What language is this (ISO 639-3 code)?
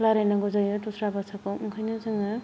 brx